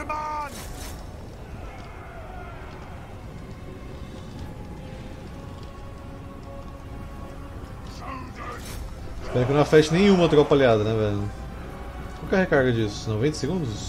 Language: Portuguese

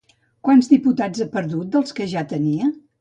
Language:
Catalan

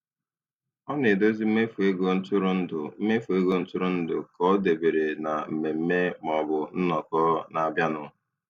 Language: Igbo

